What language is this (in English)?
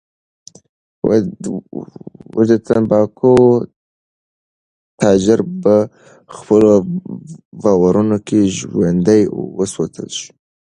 Pashto